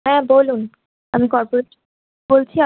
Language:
Bangla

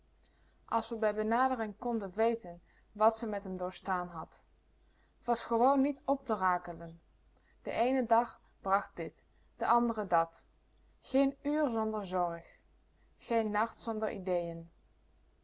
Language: Dutch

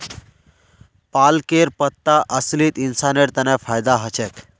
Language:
Magahi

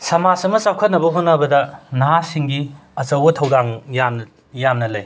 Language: Manipuri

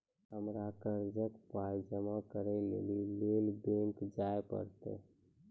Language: Maithili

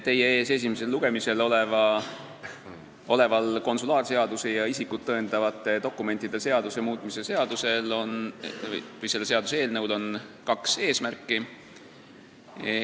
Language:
Estonian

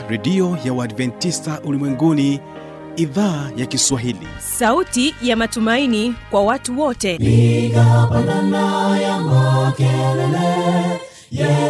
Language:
Swahili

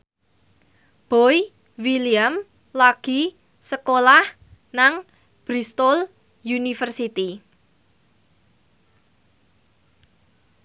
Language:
Javanese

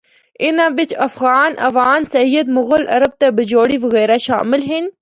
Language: Northern Hindko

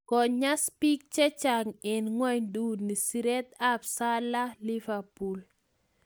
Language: Kalenjin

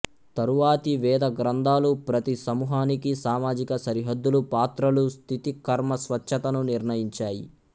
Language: Telugu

